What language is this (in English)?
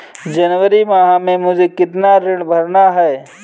Hindi